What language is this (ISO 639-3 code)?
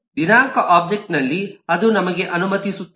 kan